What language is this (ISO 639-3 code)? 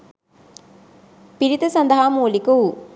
sin